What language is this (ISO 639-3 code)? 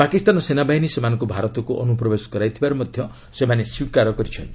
ori